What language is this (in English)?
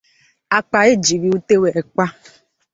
Igbo